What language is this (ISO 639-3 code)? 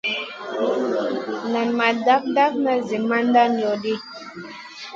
mcn